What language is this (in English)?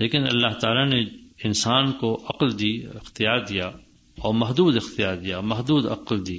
Urdu